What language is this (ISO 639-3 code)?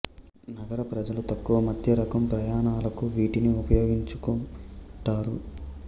tel